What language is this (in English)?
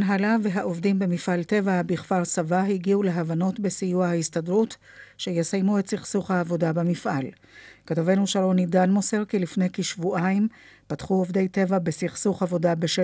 Hebrew